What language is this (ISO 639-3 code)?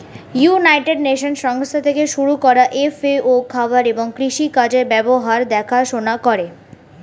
ben